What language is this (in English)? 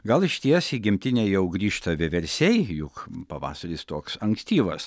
Lithuanian